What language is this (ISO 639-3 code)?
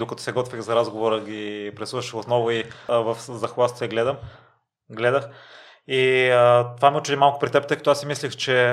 bul